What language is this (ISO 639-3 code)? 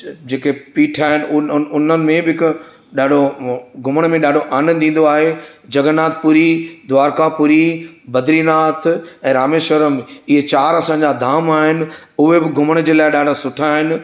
snd